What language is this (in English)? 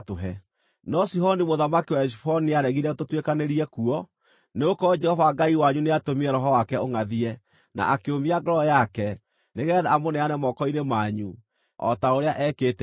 Kikuyu